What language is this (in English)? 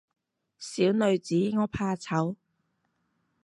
Cantonese